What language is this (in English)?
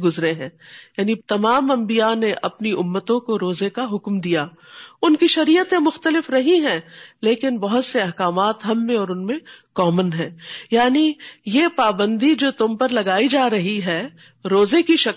Urdu